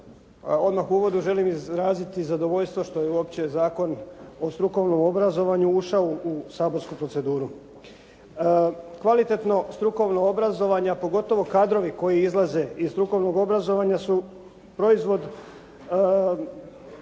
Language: Croatian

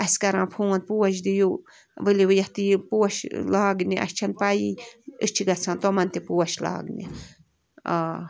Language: Kashmiri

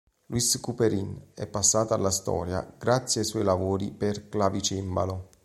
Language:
Italian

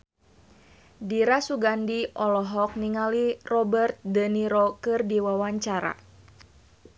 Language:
Sundanese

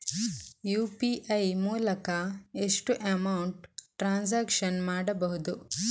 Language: Kannada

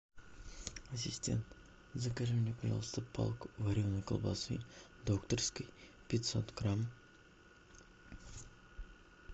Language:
Russian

